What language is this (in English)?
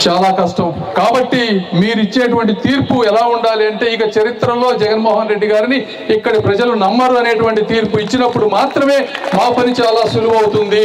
Telugu